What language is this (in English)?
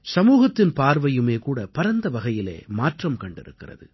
Tamil